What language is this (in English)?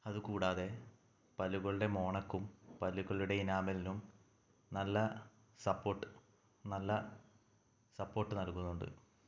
Malayalam